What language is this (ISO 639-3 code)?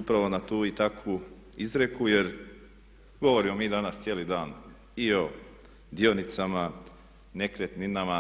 hrv